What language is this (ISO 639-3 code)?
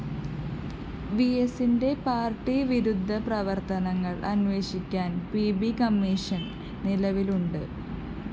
mal